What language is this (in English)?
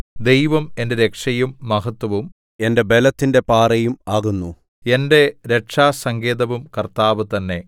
Malayalam